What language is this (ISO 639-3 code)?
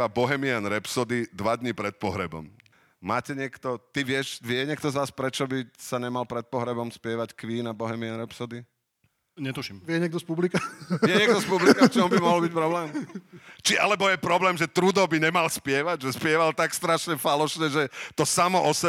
slk